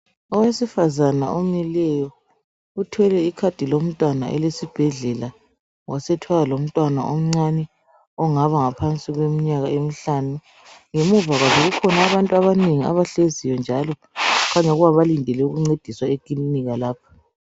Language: North Ndebele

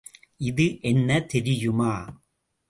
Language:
Tamil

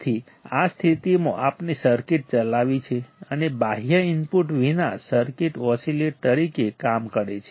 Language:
Gujarati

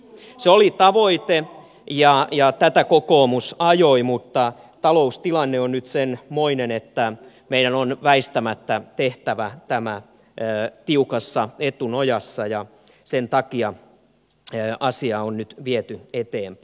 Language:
Finnish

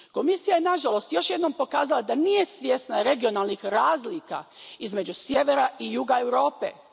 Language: Croatian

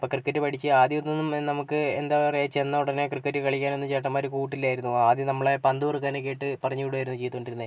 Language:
Malayalam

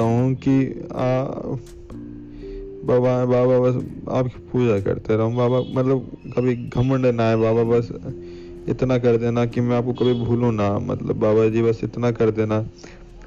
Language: Hindi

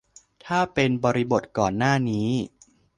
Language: Thai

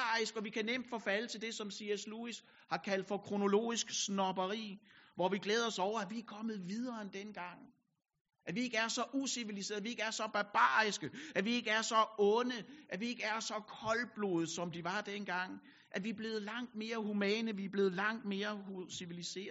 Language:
Danish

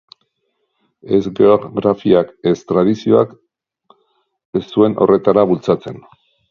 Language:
Basque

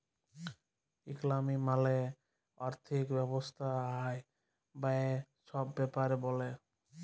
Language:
Bangla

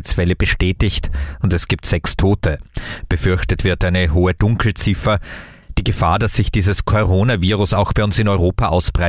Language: German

